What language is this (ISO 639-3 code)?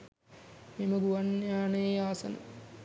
sin